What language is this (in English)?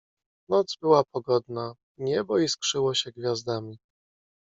Polish